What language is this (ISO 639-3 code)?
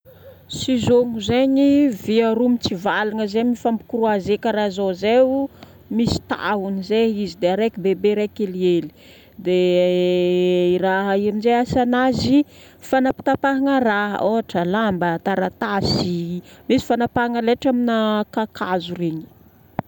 bmm